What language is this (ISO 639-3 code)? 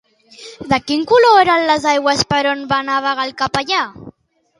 cat